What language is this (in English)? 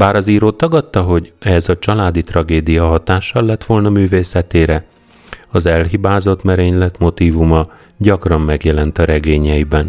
Hungarian